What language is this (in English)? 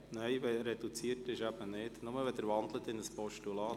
Swiss German